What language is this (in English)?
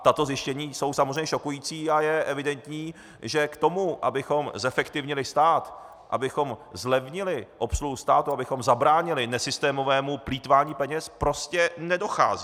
Czech